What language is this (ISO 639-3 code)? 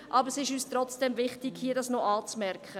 gsw